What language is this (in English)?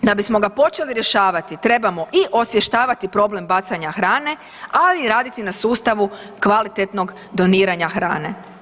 Croatian